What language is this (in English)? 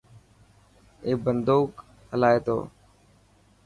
Dhatki